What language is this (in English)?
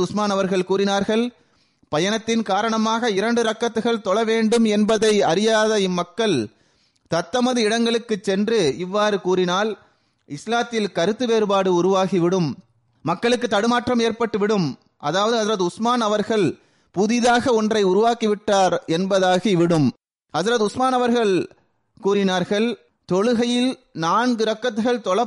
Tamil